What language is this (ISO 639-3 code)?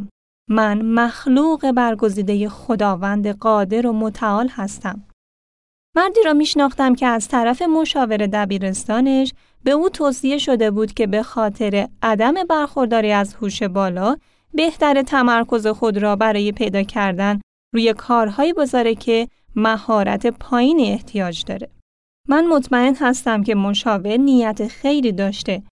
fas